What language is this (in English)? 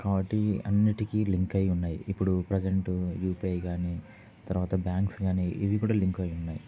Telugu